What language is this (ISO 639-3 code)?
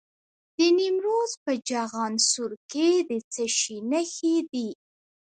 pus